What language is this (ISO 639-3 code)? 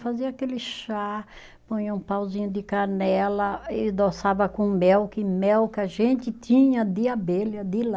por